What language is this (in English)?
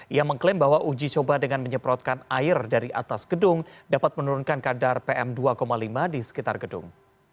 Indonesian